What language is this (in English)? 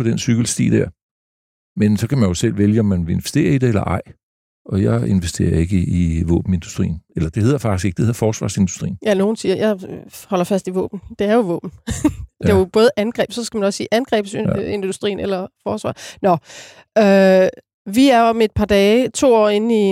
Danish